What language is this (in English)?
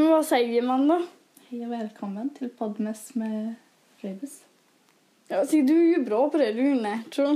Swedish